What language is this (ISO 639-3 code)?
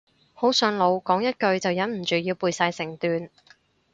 yue